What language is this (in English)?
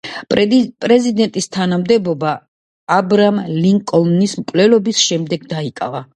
Georgian